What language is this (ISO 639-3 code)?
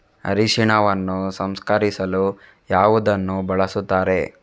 kan